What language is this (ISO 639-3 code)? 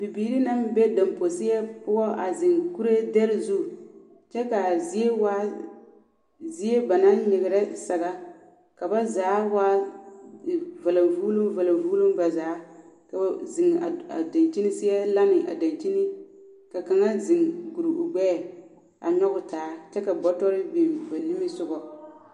dga